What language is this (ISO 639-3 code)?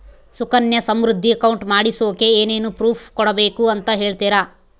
kan